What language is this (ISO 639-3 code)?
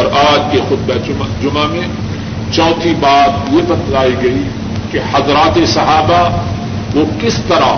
urd